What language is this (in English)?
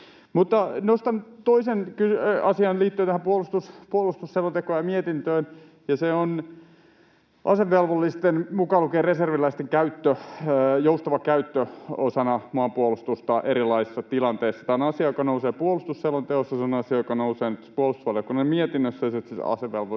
Finnish